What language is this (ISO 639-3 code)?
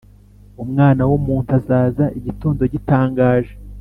kin